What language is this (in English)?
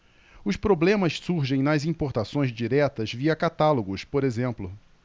Portuguese